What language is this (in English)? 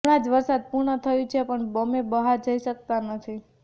Gujarati